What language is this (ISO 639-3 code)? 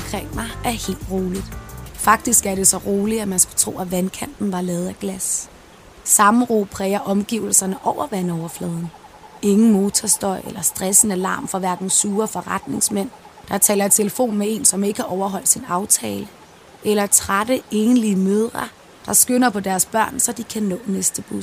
dan